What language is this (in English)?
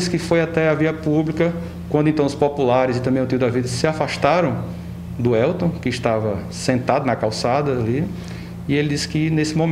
Portuguese